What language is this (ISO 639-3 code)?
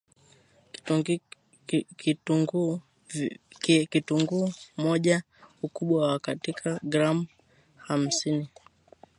swa